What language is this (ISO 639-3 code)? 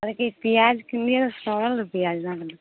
mai